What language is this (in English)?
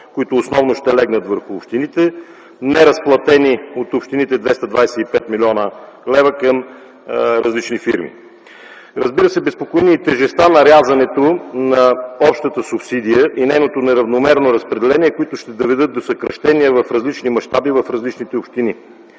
Bulgarian